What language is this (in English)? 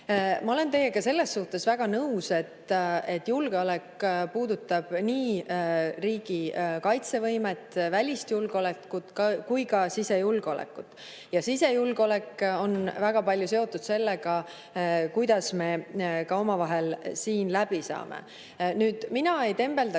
Estonian